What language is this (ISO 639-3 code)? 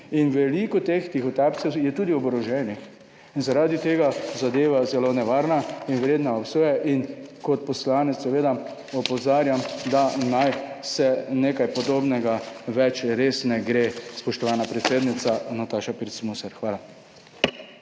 slv